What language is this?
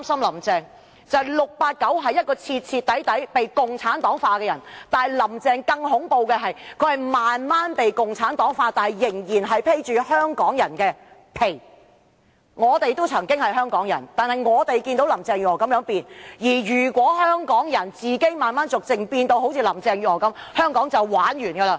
Cantonese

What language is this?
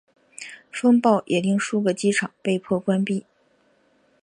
Chinese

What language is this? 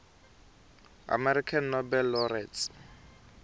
Tsonga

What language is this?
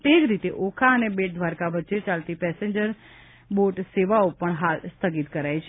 Gujarati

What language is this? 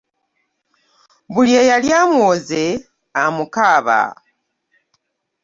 Ganda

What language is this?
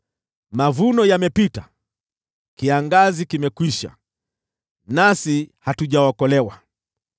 Swahili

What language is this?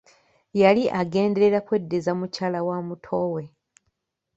Ganda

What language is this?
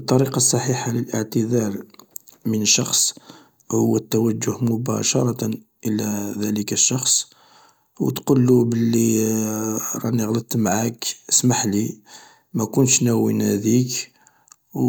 Algerian Arabic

